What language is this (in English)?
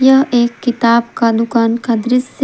Hindi